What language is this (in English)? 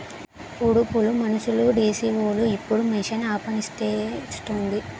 Telugu